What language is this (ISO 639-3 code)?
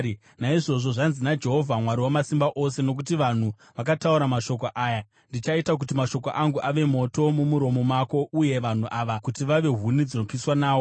sna